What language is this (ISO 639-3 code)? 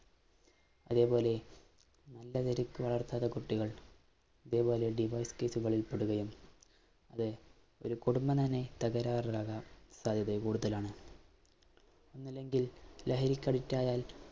mal